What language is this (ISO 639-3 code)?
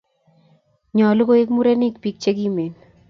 kln